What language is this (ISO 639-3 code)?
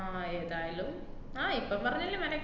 mal